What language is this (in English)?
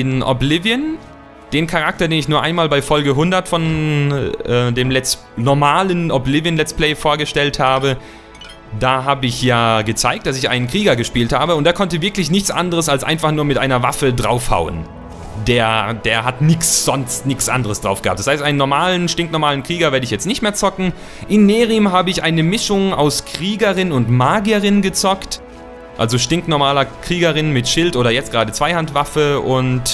German